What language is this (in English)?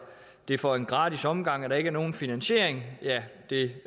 Danish